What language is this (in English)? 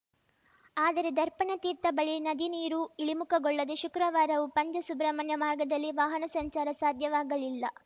Kannada